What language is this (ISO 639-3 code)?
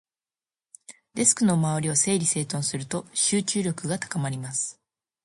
jpn